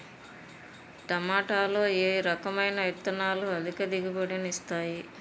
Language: Telugu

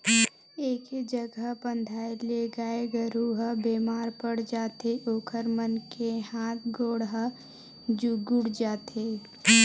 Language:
Chhattisgarhi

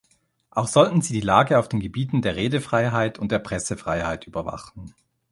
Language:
German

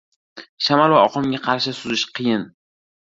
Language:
Uzbek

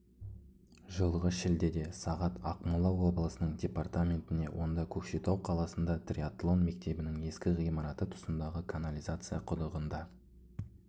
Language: Kazakh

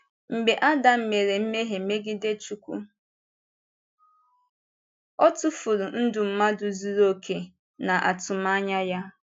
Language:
Igbo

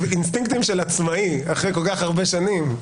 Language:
Hebrew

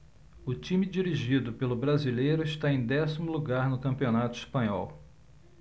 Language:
Portuguese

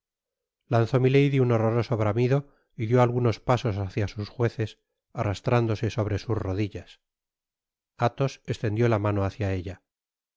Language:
Spanish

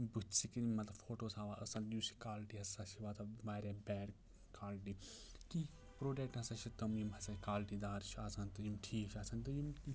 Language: Kashmiri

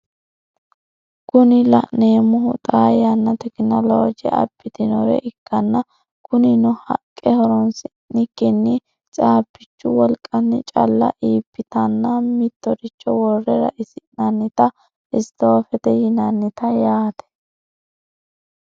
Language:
Sidamo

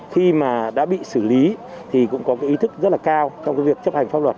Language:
Vietnamese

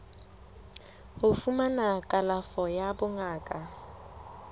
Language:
Southern Sotho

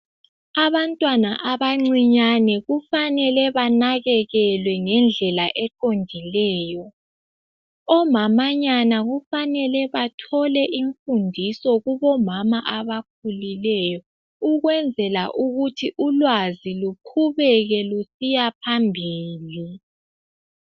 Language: North Ndebele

